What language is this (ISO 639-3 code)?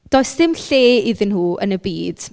cym